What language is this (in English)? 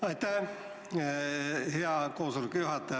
Estonian